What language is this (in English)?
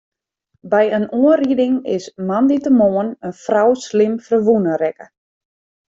Western Frisian